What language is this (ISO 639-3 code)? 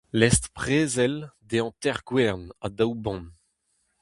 bre